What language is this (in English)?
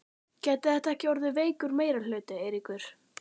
Icelandic